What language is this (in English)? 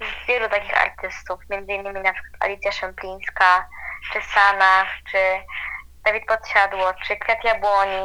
Polish